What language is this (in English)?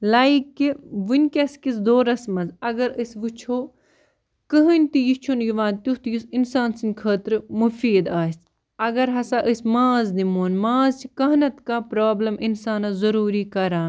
Kashmiri